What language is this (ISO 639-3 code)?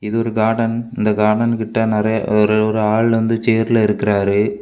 tam